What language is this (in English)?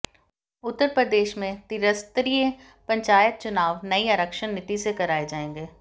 Hindi